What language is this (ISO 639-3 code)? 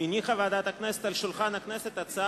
heb